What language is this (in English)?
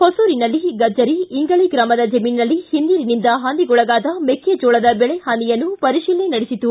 Kannada